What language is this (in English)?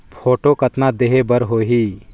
Chhattisgarhi